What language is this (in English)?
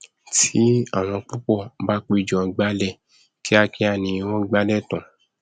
Yoruba